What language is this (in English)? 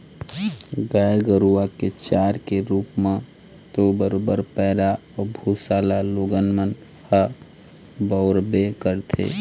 Chhattisgarhi